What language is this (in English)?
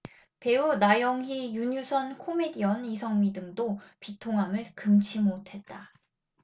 Korean